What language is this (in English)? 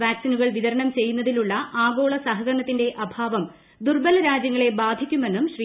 Malayalam